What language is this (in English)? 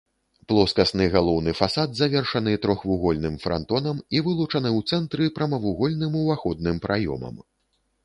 Belarusian